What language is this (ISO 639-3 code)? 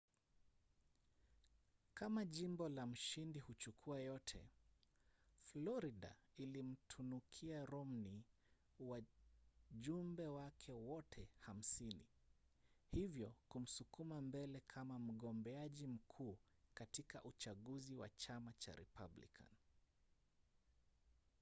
swa